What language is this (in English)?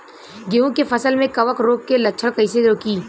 Bhojpuri